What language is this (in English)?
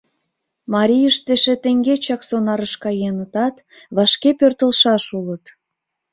Mari